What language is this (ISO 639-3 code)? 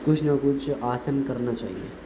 urd